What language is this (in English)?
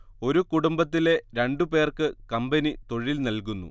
Malayalam